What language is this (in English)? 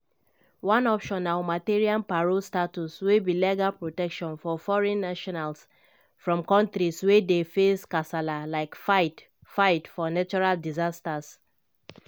Nigerian Pidgin